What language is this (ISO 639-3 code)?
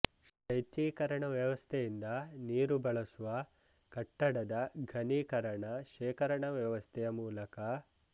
kan